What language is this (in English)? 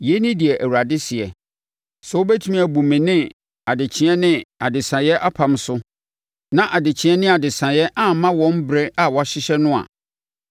Akan